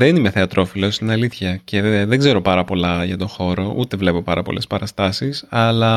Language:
Greek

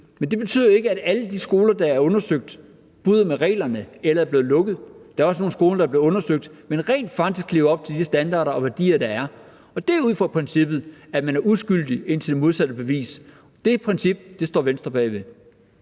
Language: Danish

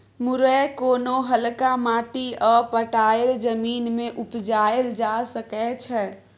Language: Maithili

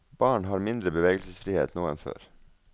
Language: Norwegian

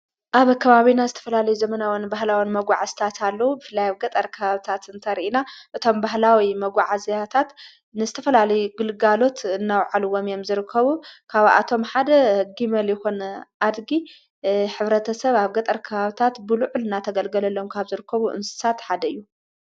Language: Tigrinya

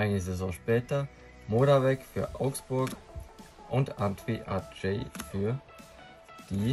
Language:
German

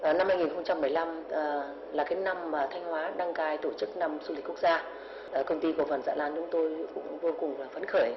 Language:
Vietnamese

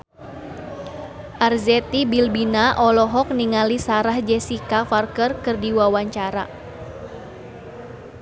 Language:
Sundanese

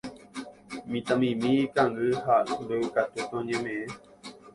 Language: Guarani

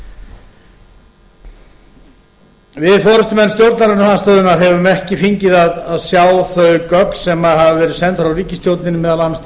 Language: Icelandic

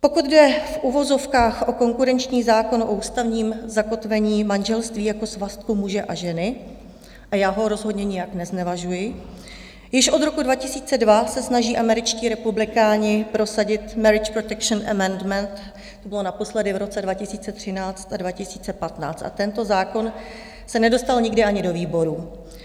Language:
Czech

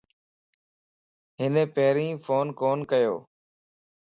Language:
Lasi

